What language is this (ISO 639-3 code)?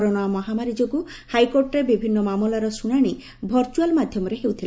ori